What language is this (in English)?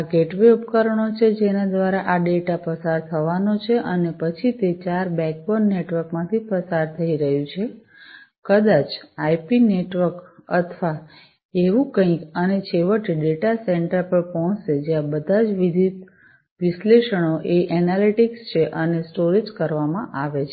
Gujarati